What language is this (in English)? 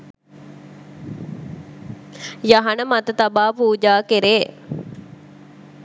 Sinhala